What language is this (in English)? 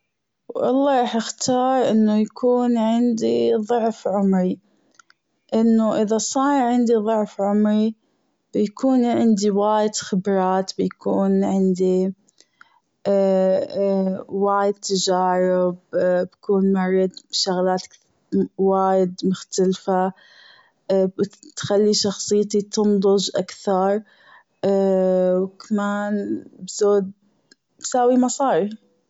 Gulf Arabic